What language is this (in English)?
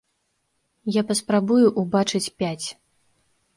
Belarusian